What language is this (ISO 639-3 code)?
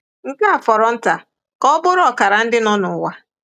ibo